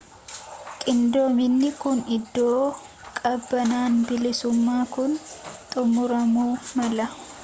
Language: Oromo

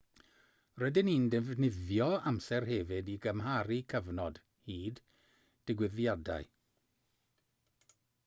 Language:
Welsh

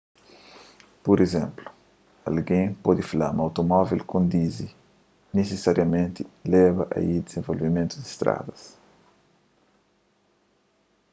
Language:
Kabuverdianu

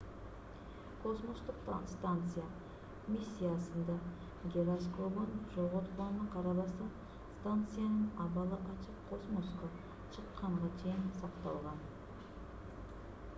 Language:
Kyrgyz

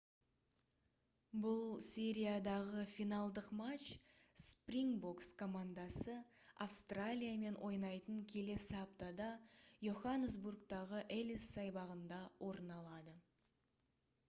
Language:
Kazakh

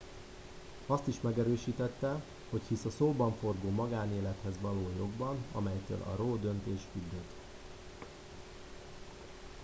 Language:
Hungarian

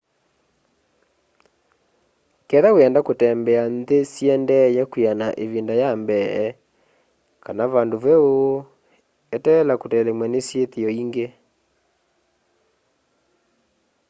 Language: Kamba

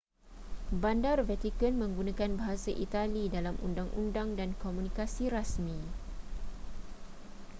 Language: Malay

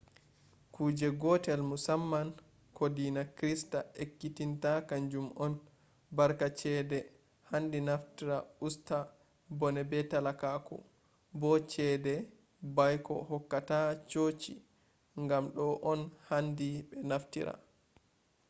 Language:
Fula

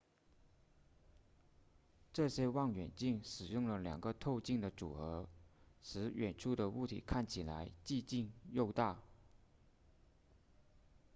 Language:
Chinese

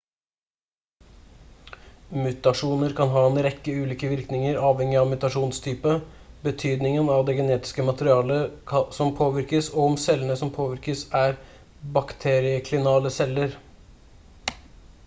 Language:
Norwegian Bokmål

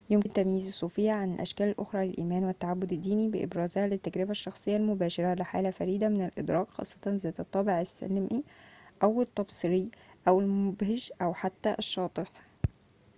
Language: Arabic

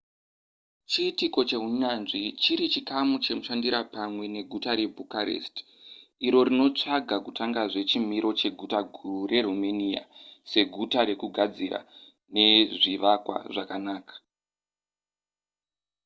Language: Shona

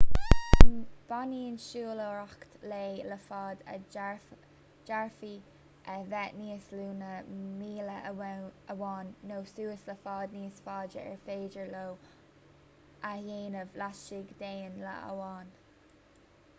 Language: Irish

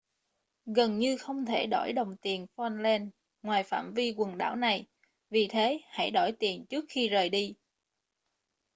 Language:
Vietnamese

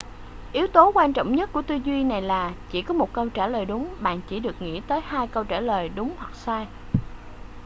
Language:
Vietnamese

